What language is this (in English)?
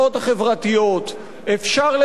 Hebrew